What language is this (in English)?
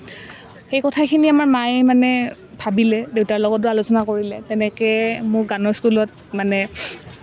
Assamese